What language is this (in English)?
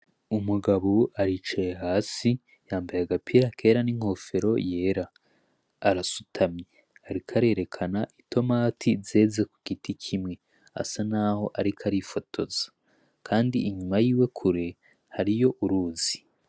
Rundi